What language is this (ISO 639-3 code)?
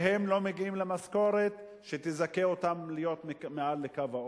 heb